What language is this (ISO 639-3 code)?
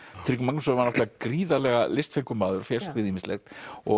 isl